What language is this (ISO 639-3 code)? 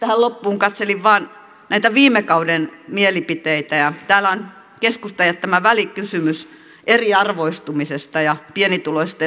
fin